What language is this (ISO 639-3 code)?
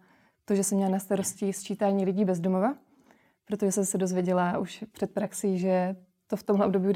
ces